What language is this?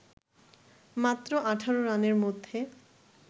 Bangla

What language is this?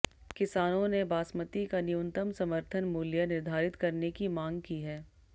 Hindi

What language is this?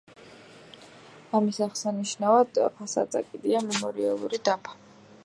Georgian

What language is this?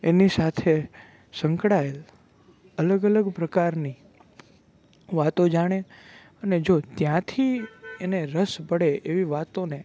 Gujarati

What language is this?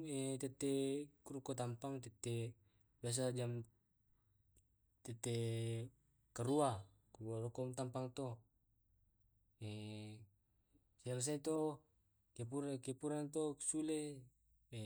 Tae'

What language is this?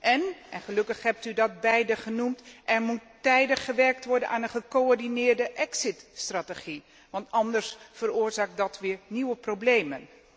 Dutch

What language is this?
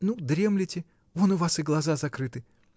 Russian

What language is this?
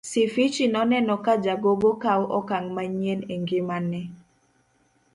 Luo (Kenya and Tanzania)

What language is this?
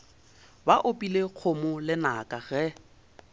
Northern Sotho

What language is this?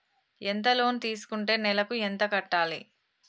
Telugu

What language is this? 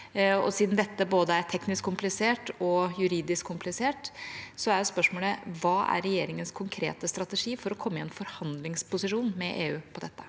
Norwegian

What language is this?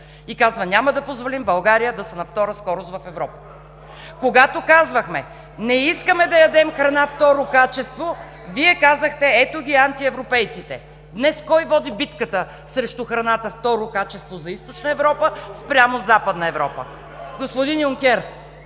Bulgarian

